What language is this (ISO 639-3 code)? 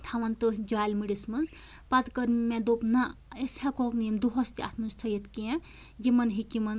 kas